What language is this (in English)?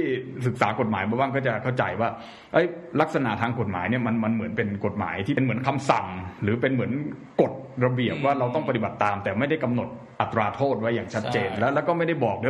Thai